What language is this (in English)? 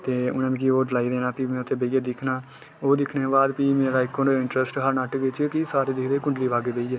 Dogri